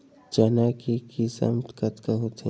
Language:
Chhattisgarhi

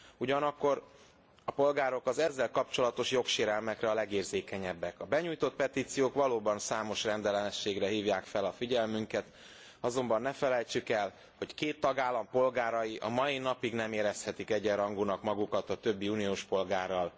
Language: Hungarian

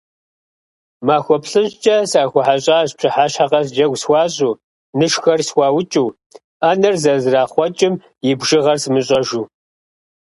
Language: Kabardian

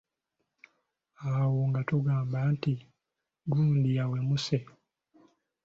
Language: Ganda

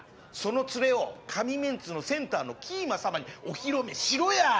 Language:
Japanese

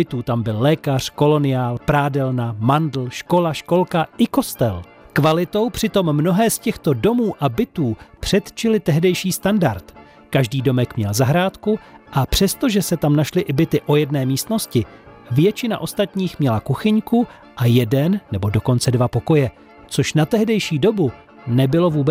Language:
Czech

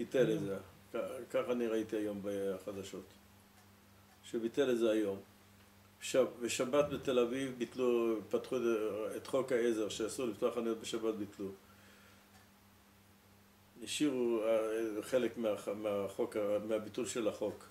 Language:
Hebrew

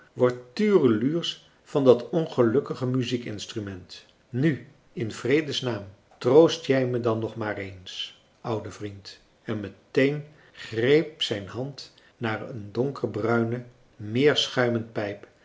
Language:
Dutch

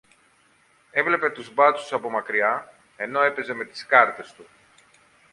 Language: Greek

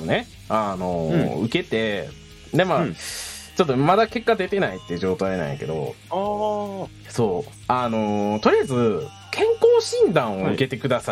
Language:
Japanese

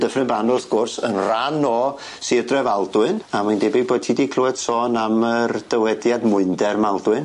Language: Welsh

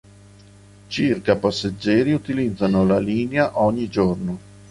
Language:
Italian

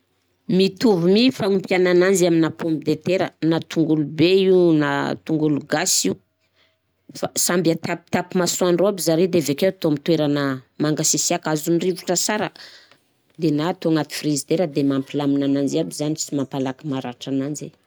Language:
Southern Betsimisaraka Malagasy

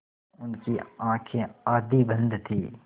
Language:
Hindi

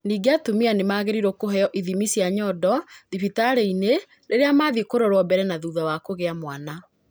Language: Kikuyu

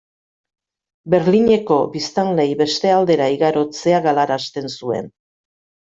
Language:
Basque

